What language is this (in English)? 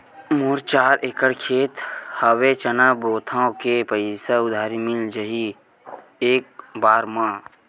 Chhattisgarhi